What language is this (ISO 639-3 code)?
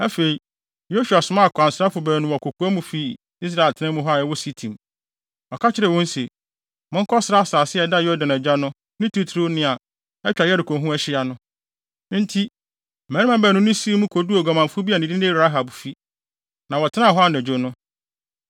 aka